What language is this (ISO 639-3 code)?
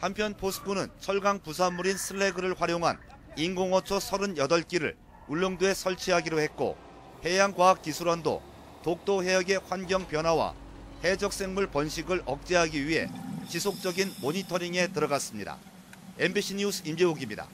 kor